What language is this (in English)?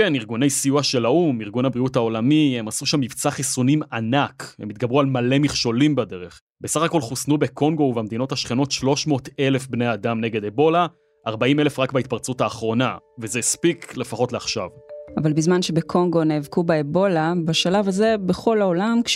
Hebrew